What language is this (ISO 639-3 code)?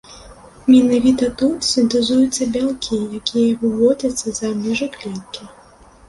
bel